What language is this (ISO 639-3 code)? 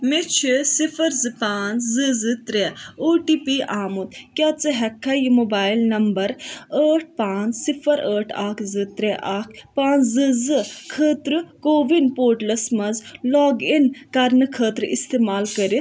kas